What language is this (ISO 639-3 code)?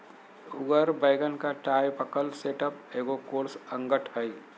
mag